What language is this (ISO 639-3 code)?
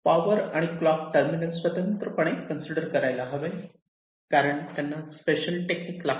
mar